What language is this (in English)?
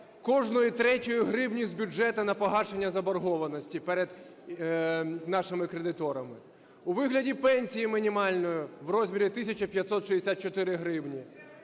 Ukrainian